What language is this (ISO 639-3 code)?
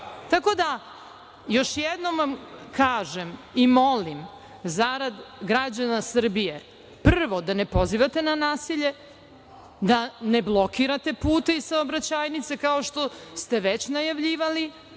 srp